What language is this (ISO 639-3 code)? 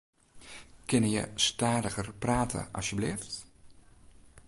fry